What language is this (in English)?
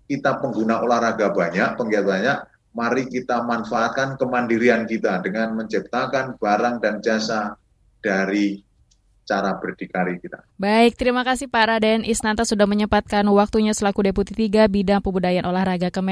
Indonesian